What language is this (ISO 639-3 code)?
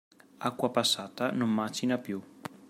ita